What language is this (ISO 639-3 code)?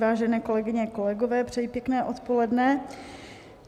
ces